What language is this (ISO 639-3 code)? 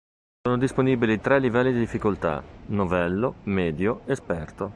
ita